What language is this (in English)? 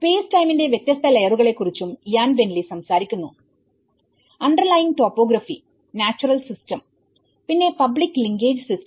Malayalam